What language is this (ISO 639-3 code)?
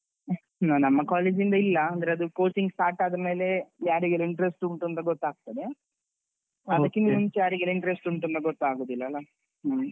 kan